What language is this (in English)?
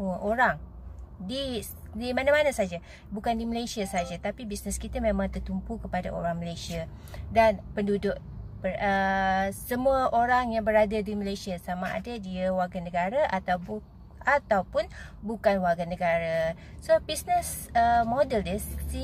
Malay